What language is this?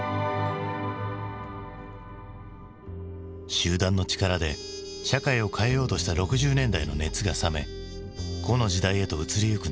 Japanese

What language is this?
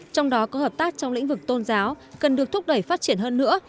Vietnamese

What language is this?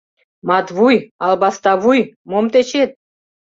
Mari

